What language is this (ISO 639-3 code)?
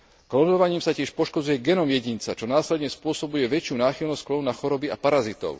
slk